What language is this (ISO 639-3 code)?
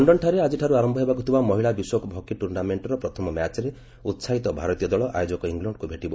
ori